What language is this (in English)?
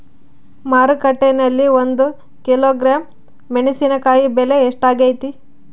Kannada